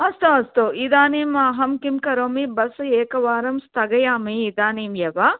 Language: Sanskrit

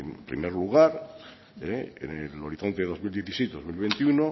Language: Spanish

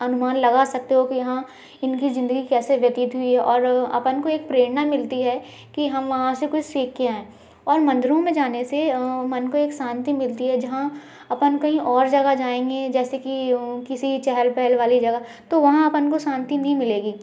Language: Hindi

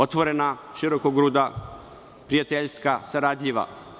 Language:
Serbian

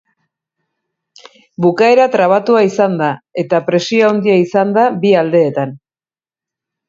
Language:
Basque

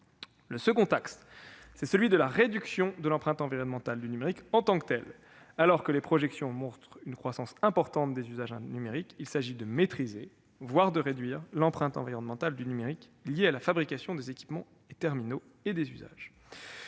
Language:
French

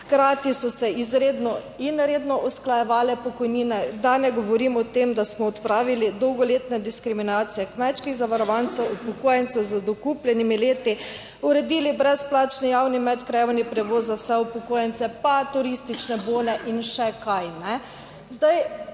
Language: Slovenian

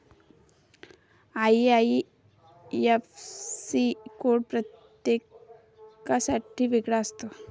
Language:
Marathi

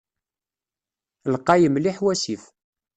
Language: Kabyle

